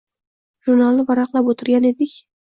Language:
Uzbek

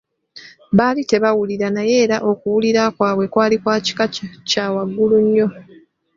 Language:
Ganda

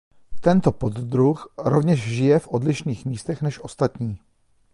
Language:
Czech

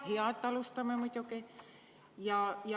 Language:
Estonian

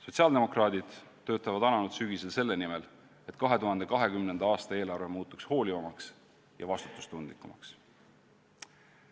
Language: Estonian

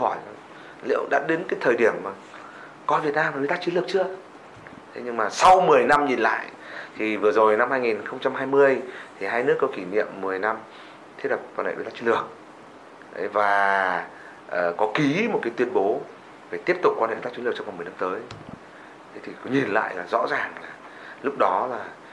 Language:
Vietnamese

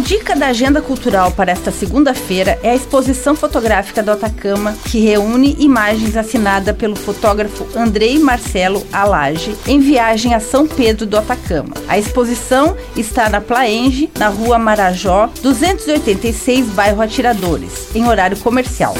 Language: Portuguese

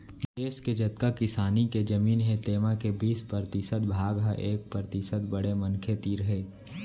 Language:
Chhattisgarhi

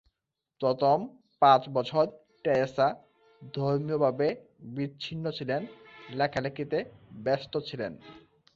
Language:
Bangla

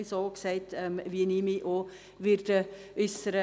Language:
Swiss German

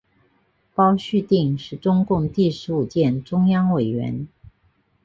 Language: Chinese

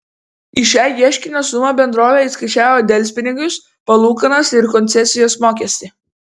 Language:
Lithuanian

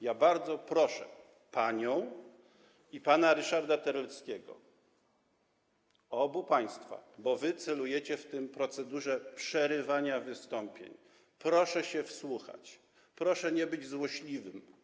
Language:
Polish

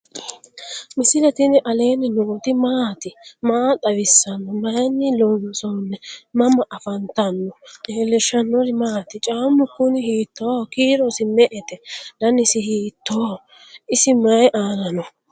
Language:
Sidamo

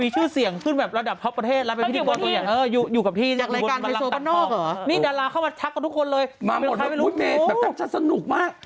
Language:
Thai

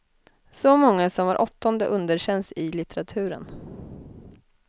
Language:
Swedish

